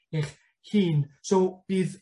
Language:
Welsh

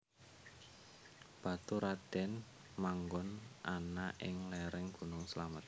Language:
Javanese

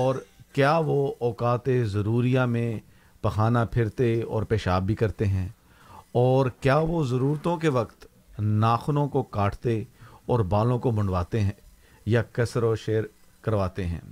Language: Urdu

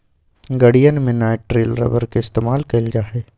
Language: Magahi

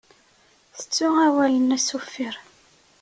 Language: Kabyle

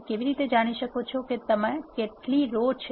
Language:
Gujarati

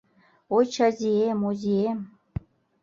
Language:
Mari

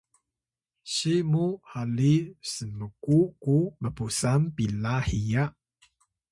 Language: Atayal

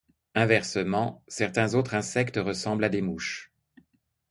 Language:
French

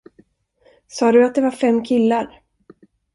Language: Swedish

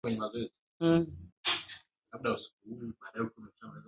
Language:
Swahili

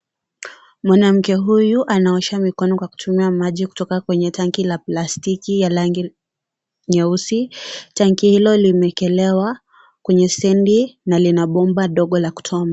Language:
Swahili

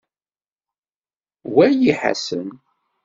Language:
Kabyle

